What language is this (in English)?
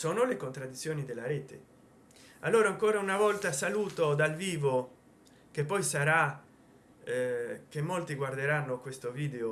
Italian